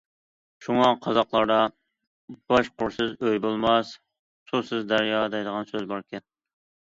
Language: Uyghur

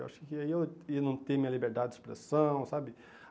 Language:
Portuguese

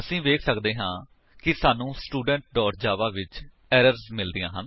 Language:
Punjabi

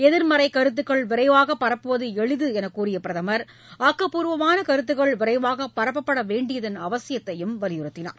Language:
Tamil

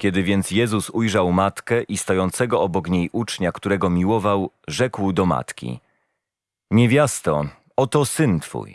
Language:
Polish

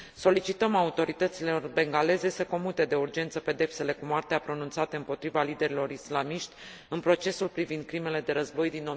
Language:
Romanian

